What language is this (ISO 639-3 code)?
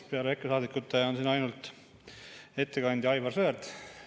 est